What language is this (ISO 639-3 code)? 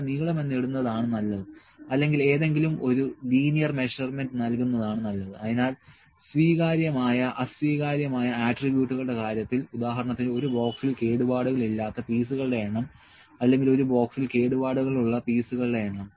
mal